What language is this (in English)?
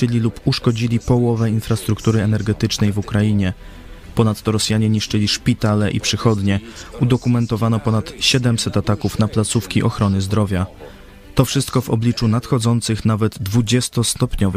Polish